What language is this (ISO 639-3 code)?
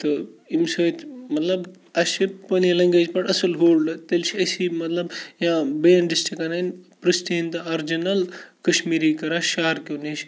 kas